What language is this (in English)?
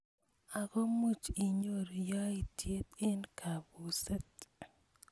Kalenjin